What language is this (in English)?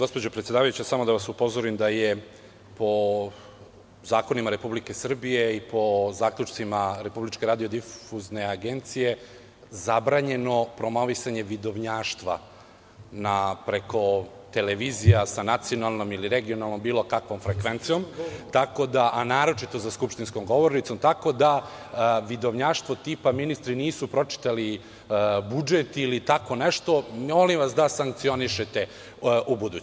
Serbian